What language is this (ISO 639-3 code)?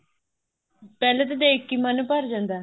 pan